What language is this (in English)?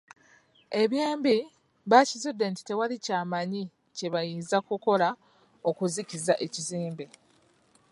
Ganda